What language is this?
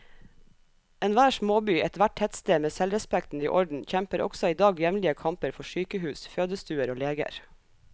Norwegian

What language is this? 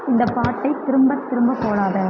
Tamil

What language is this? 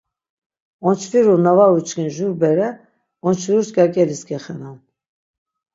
Laz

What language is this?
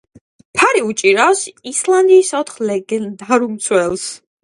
Georgian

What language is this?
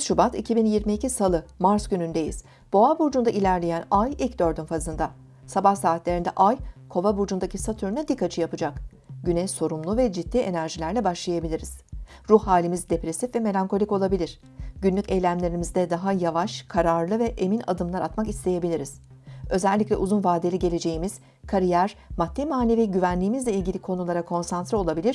Turkish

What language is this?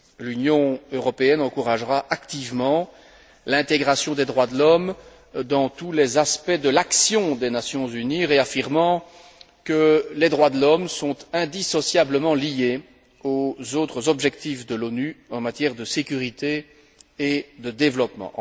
French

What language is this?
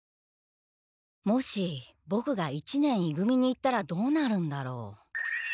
Japanese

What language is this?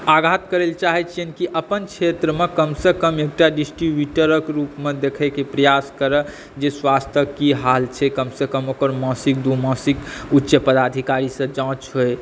Maithili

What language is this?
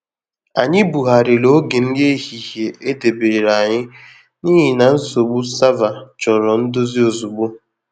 Igbo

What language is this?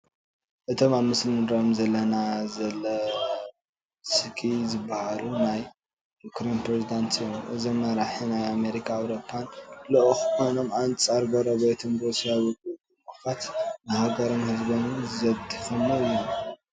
Tigrinya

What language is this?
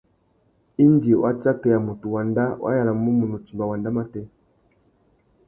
Tuki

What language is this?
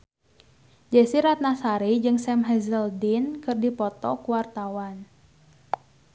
Sundanese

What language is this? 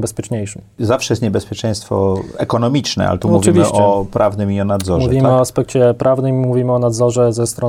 Polish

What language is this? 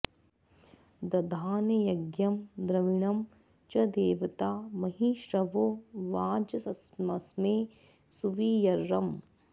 Sanskrit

